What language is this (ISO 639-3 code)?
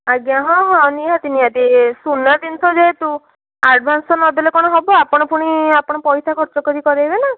ori